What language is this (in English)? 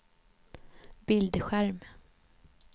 Swedish